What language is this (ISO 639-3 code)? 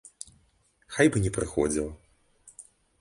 bel